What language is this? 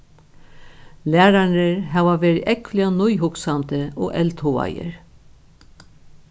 Faroese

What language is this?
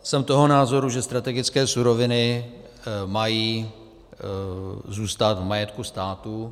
Czech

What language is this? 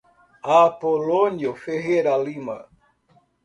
Portuguese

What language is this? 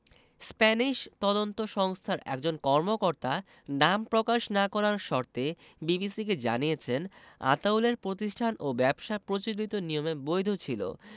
Bangla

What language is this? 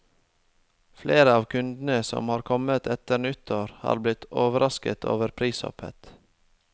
Norwegian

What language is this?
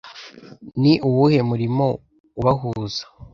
Kinyarwanda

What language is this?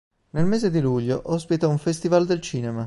Italian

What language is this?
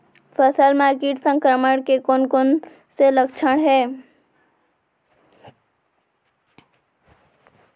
Chhattisgarhi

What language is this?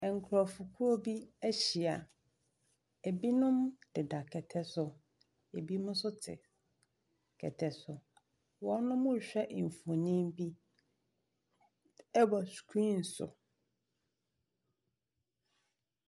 Akan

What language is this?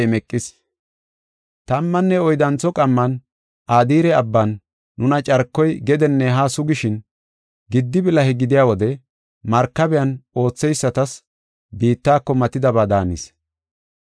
Gofa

